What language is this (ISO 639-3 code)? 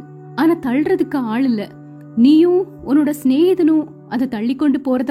tam